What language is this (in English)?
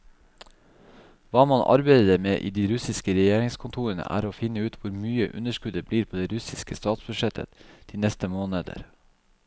Norwegian